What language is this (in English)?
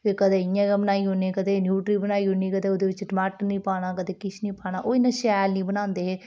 Dogri